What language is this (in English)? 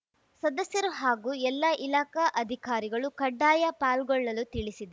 Kannada